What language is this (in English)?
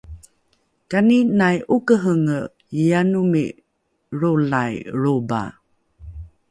Rukai